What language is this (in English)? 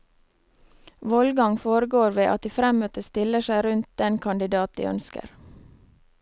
Norwegian